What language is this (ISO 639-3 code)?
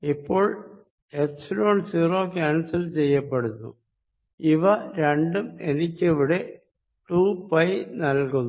mal